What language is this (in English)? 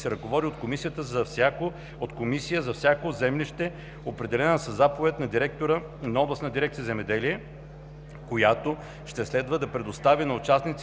Bulgarian